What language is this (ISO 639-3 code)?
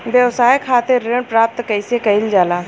bho